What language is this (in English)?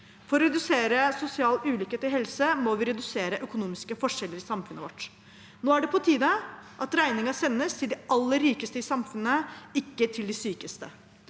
Norwegian